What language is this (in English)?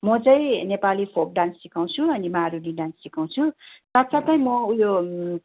Nepali